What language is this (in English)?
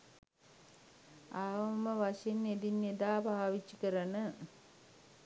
Sinhala